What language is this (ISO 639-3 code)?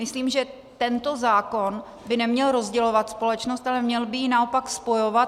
ces